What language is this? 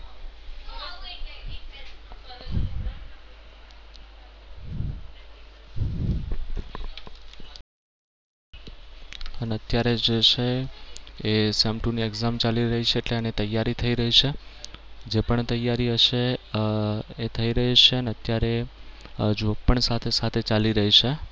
Gujarati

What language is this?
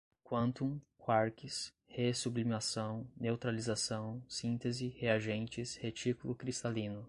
Portuguese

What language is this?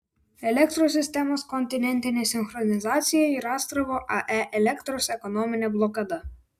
Lithuanian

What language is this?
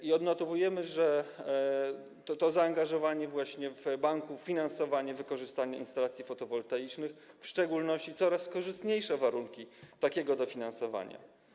Polish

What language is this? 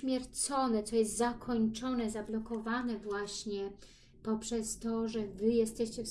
Polish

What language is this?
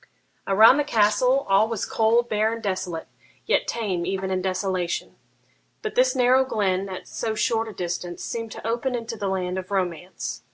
English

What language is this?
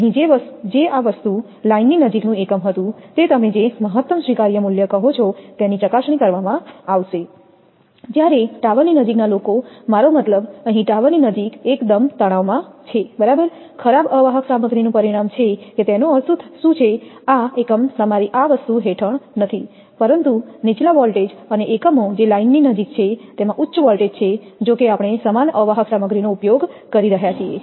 Gujarati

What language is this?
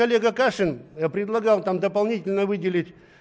Russian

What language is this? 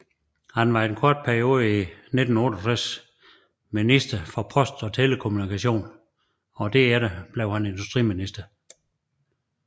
Danish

